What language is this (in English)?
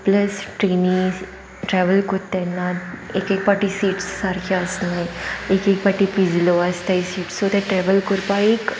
Konkani